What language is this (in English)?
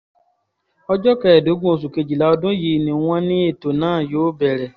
Yoruba